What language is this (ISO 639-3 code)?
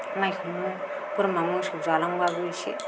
brx